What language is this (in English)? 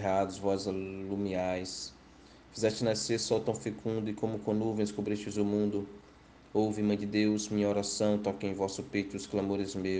Portuguese